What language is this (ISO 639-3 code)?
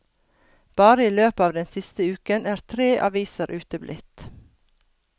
nor